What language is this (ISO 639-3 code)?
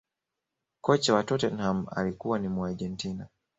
swa